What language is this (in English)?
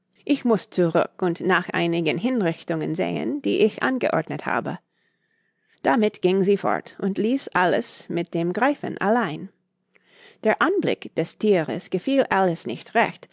German